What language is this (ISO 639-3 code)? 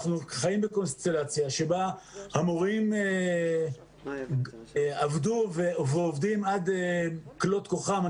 heb